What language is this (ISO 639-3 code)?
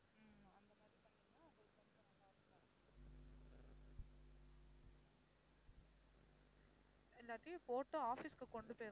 tam